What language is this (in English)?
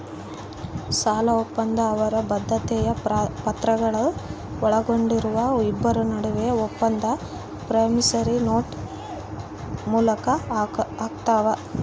Kannada